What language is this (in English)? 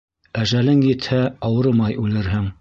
Bashkir